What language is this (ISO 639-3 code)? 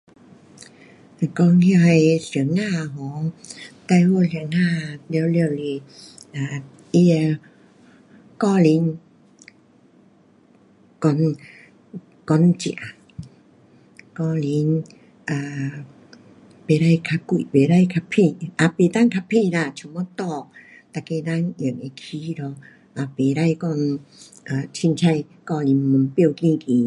cpx